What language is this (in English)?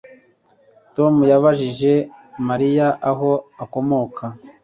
Kinyarwanda